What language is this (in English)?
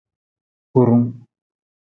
Nawdm